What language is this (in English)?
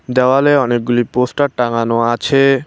Bangla